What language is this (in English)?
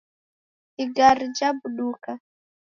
Taita